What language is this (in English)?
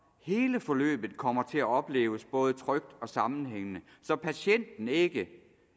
Danish